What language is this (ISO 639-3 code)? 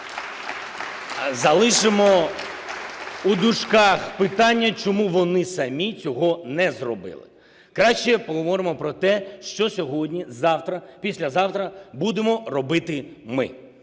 ukr